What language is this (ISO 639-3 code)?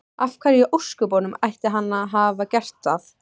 isl